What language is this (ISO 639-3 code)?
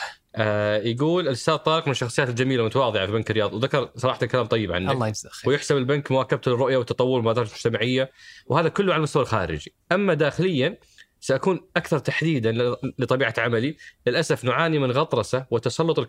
ara